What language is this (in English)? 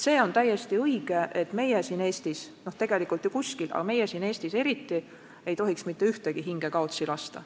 Estonian